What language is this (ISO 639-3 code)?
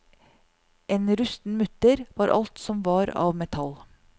nor